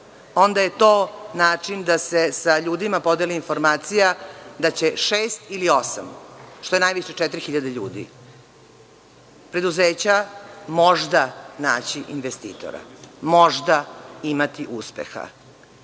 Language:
Serbian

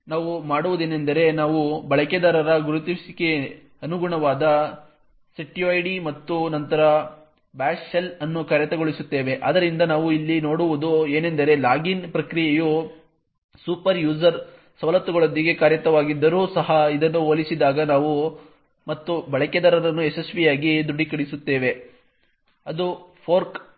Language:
Kannada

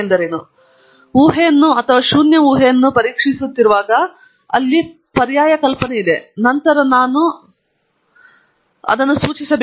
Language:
Kannada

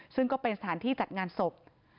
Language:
Thai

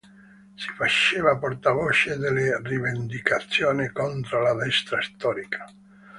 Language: Italian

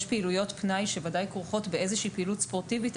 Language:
Hebrew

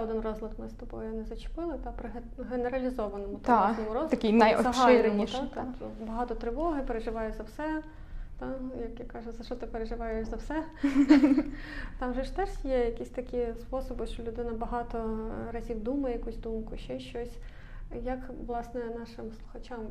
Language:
Ukrainian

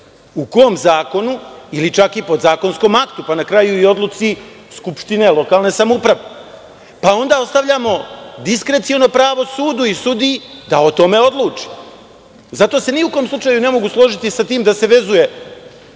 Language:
Serbian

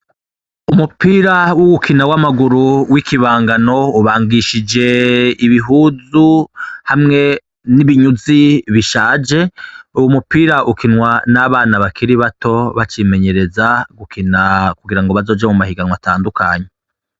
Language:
Rundi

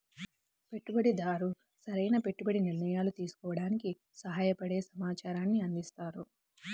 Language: Telugu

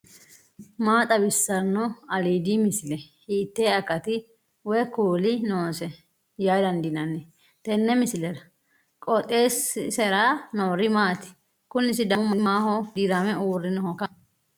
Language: Sidamo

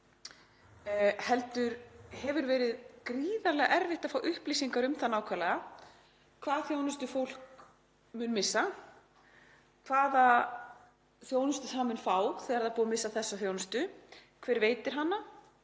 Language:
Icelandic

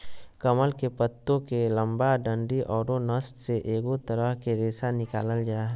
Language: Magahi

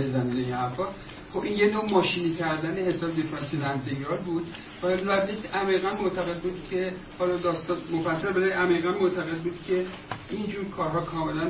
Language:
Persian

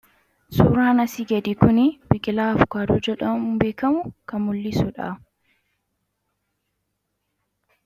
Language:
Oromo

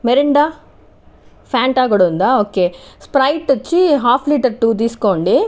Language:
Telugu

